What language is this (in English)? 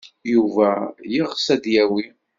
Kabyle